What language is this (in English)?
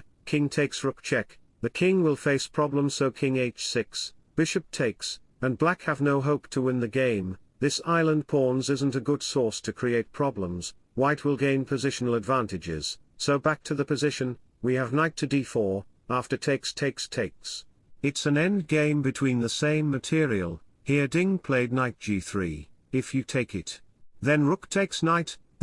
English